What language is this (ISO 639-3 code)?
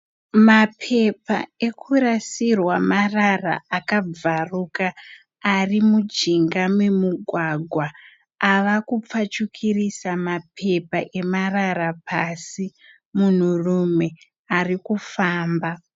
sna